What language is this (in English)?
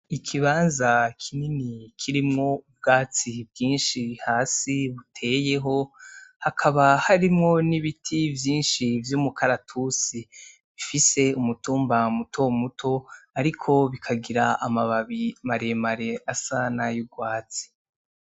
Rundi